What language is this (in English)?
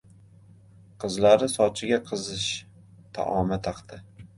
Uzbek